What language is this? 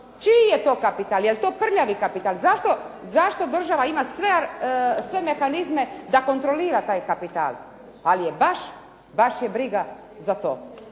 Croatian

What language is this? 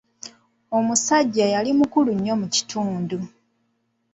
Ganda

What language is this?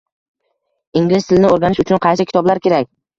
Uzbek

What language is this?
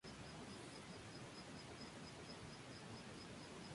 Spanish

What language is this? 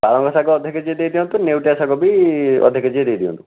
Odia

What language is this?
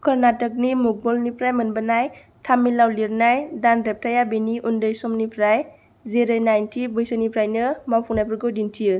Bodo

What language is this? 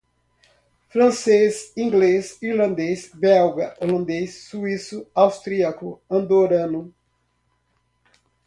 Portuguese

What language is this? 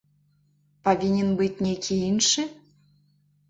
Belarusian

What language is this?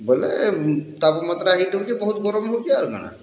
Odia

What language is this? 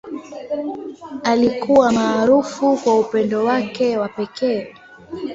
Swahili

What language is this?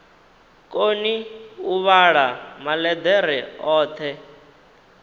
Venda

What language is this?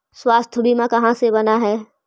Magahi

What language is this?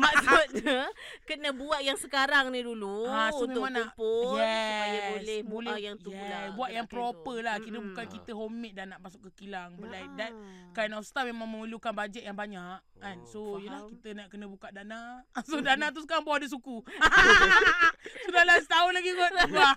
Malay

